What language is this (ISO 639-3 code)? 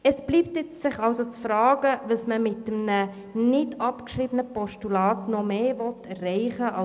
gsw